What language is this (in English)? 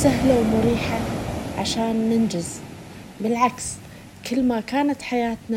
Arabic